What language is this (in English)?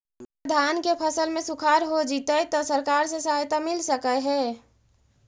Magahi